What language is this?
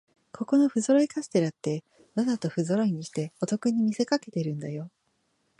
Japanese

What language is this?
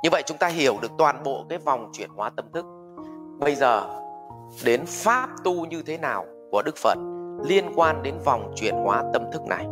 Vietnamese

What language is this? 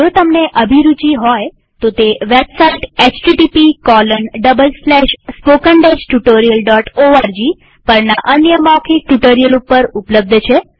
Gujarati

